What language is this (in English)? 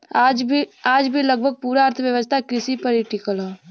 Bhojpuri